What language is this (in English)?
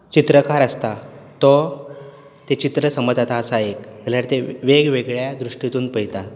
Konkani